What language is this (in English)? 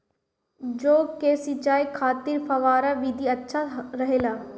Bhojpuri